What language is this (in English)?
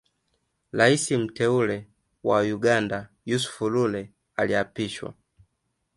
Swahili